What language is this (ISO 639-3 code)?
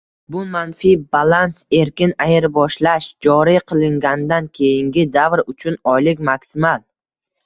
uzb